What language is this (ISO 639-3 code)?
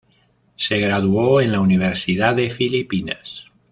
spa